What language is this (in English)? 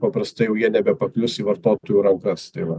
Lithuanian